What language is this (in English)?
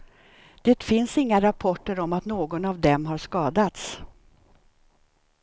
Swedish